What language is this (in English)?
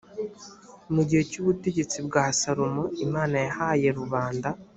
Kinyarwanda